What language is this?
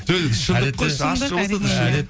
Kazakh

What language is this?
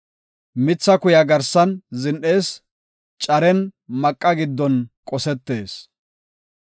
Gofa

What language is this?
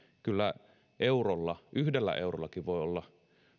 Finnish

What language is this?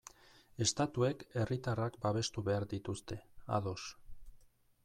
Basque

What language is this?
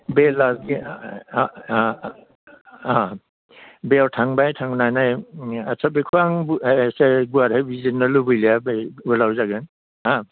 Bodo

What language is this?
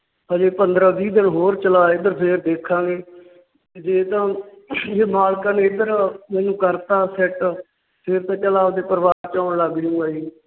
Punjabi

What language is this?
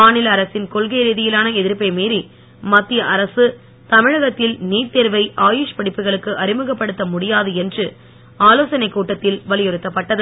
Tamil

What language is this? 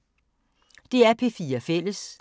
Danish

